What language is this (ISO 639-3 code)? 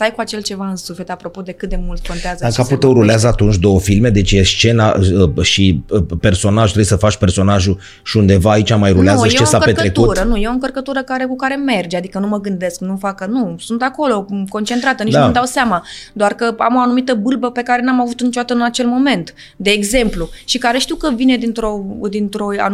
ron